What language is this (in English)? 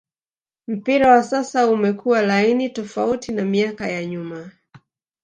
Swahili